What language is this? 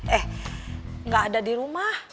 Indonesian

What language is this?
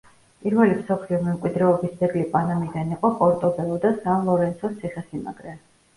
Georgian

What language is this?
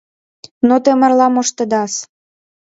Mari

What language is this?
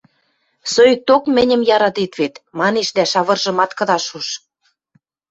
Western Mari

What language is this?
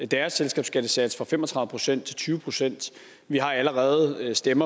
Danish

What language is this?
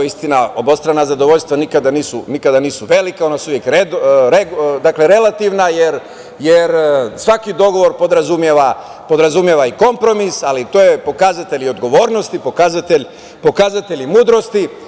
Serbian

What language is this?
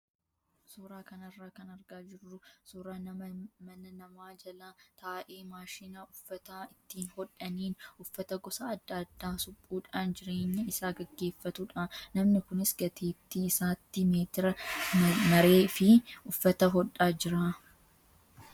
Oromo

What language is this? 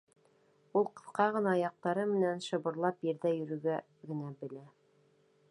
Bashkir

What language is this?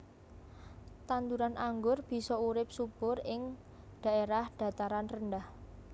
Javanese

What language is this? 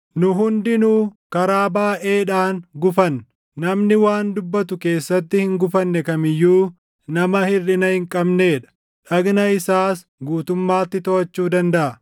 Oromo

